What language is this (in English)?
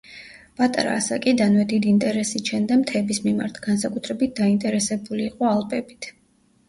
Georgian